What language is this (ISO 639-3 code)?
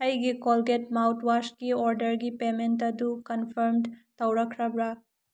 mni